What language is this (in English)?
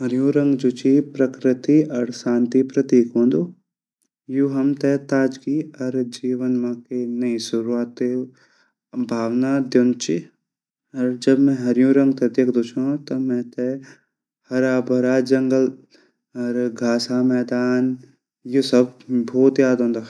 Garhwali